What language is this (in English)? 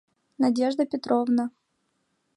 Mari